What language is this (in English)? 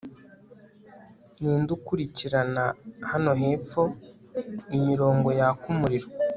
Kinyarwanda